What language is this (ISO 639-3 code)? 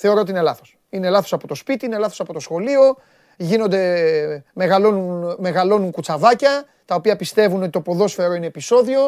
ell